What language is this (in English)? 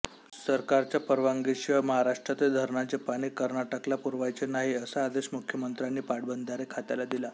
Marathi